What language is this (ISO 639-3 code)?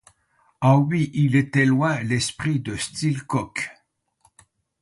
fra